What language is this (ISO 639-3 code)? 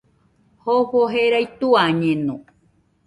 hux